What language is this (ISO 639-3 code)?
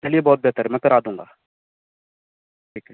urd